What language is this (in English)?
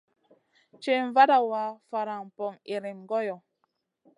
Masana